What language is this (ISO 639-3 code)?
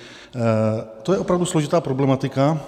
ces